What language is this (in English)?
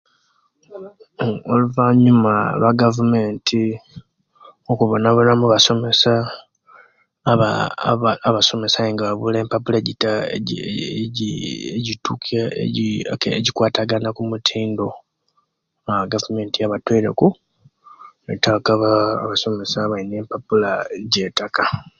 Kenyi